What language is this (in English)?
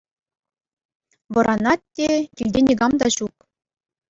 Chuvash